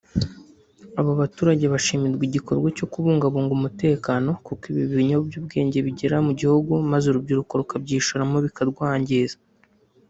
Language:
Kinyarwanda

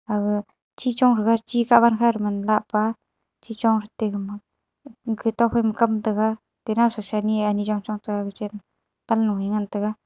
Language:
Wancho Naga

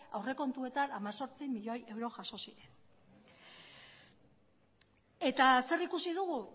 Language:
Basque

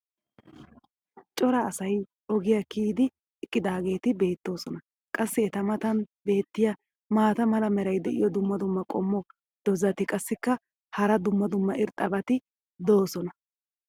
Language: Wolaytta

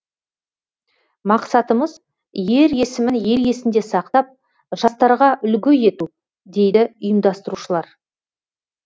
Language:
Kazakh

